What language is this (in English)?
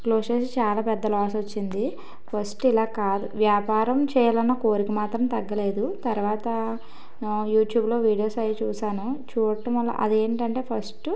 Telugu